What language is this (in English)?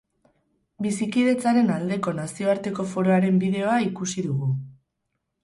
Basque